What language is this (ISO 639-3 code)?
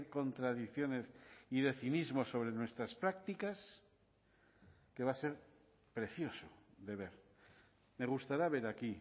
spa